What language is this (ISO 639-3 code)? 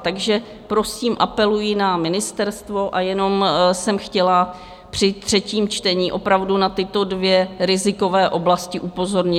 ces